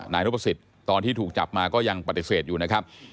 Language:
Thai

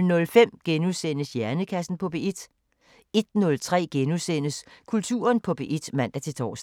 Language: Danish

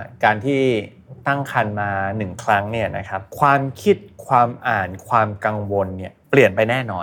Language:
Thai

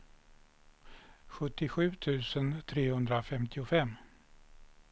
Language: Swedish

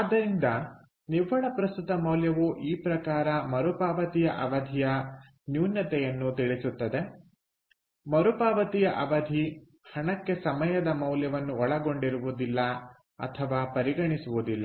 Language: Kannada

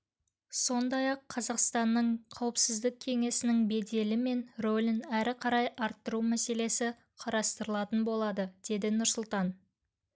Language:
Kazakh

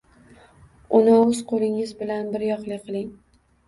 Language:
Uzbek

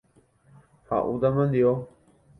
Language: Guarani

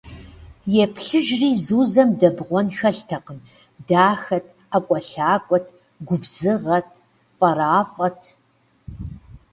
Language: Kabardian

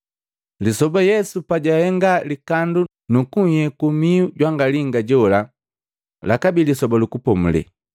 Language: Matengo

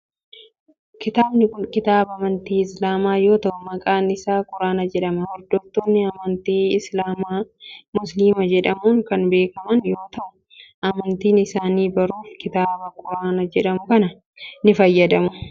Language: Oromo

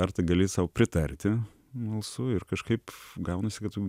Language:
Lithuanian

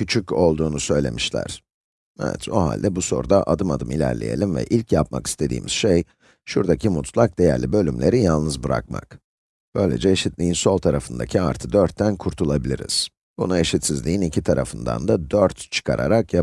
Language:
Turkish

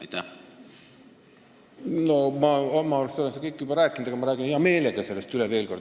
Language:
Estonian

